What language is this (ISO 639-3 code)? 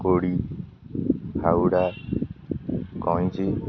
ori